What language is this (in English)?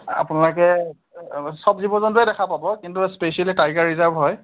Assamese